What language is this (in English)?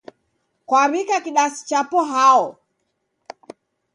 Taita